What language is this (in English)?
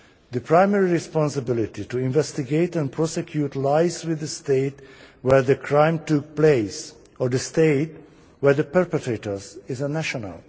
English